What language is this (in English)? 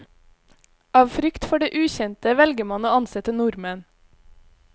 Norwegian